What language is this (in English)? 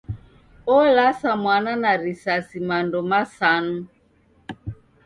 Taita